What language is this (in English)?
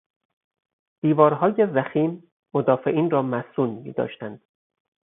Persian